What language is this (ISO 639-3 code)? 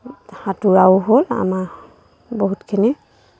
asm